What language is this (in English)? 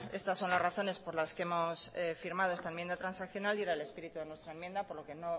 Spanish